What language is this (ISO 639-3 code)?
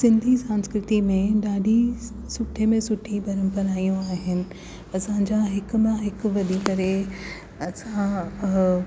snd